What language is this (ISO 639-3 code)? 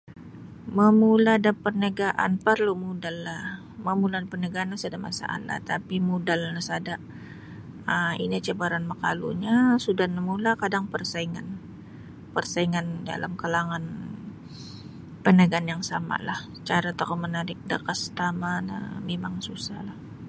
bsy